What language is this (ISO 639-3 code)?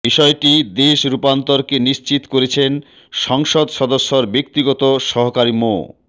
ben